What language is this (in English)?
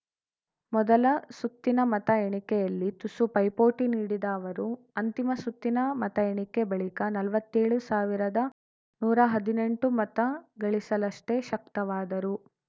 Kannada